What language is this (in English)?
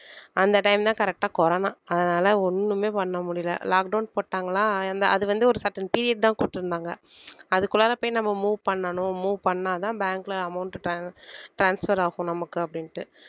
Tamil